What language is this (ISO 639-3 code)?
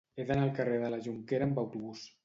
cat